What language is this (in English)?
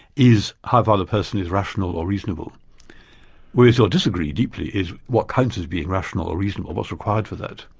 English